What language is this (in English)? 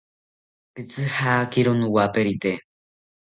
South Ucayali Ashéninka